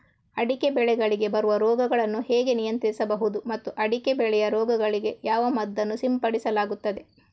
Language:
Kannada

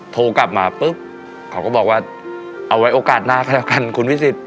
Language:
Thai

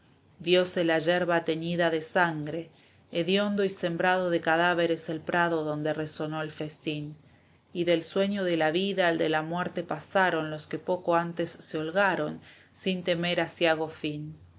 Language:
Spanish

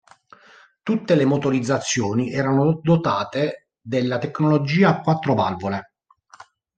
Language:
Italian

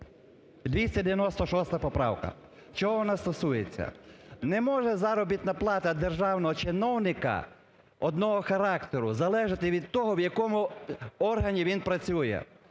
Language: Ukrainian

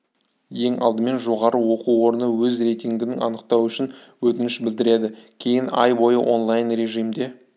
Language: Kazakh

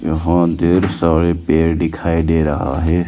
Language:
Hindi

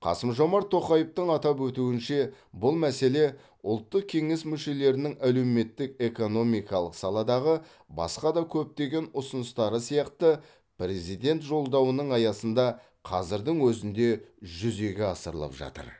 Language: Kazakh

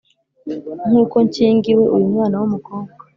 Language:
Kinyarwanda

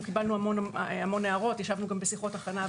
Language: Hebrew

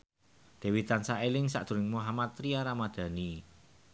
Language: Javanese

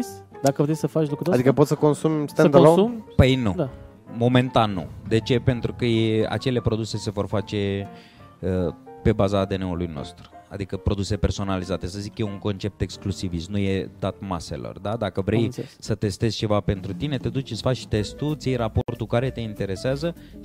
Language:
Romanian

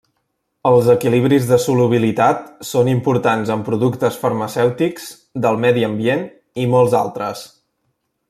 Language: Catalan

